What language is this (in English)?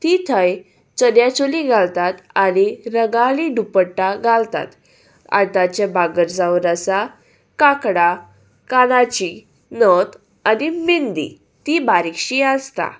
Konkani